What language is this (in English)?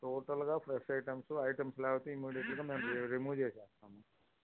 Telugu